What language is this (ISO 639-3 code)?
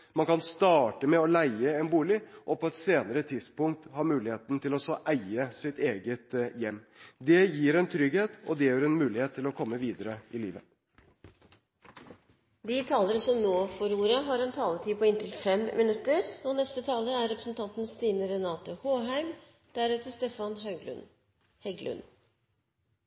nob